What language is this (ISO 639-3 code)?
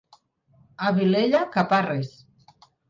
cat